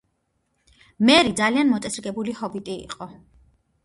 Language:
Georgian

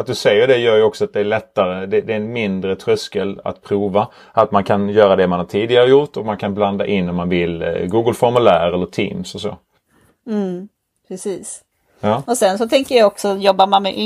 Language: Swedish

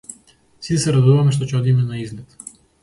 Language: Macedonian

